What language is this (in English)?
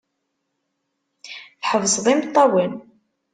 Kabyle